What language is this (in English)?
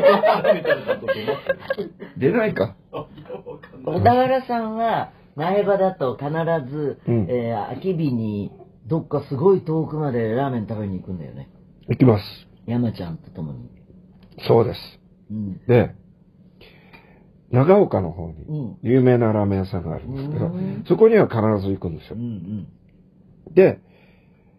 Japanese